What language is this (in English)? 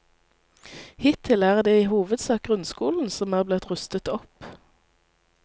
Norwegian